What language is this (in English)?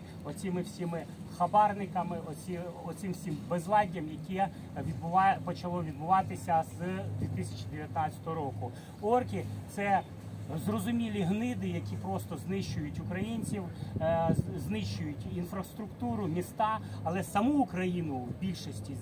Ukrainian